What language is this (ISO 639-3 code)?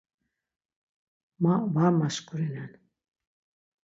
lzz